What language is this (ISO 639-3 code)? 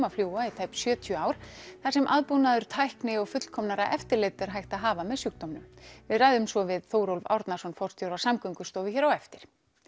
isl